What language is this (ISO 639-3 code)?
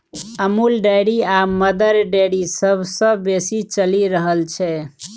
mai